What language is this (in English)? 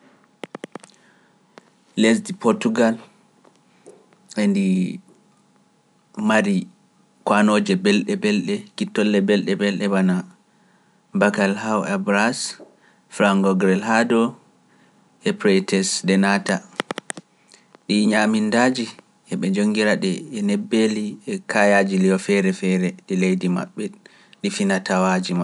Pular